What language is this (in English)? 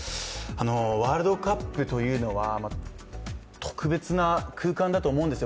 Japanese